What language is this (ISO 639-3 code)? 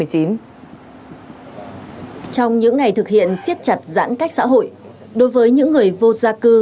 vie